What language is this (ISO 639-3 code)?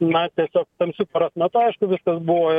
lit